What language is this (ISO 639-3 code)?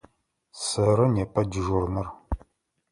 ady